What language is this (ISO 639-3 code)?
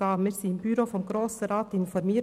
gsw